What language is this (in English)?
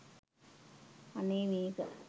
Sinhala